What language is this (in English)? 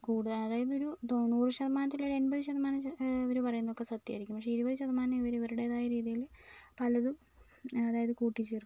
Malayalam